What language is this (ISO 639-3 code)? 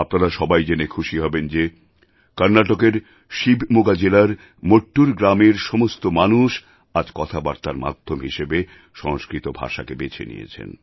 ben